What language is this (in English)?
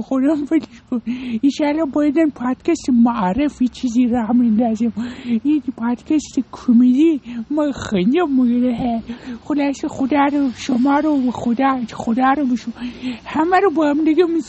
Persian